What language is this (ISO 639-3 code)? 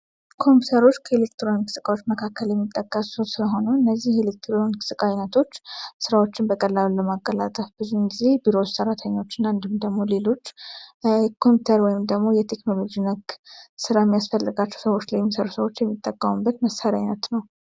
amh